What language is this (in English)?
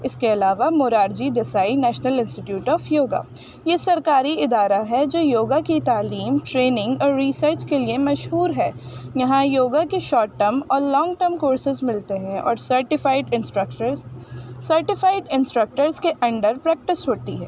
Urdu